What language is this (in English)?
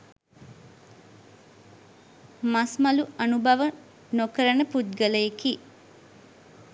Sinhala